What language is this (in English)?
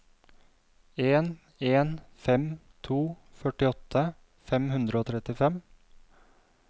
Norwegian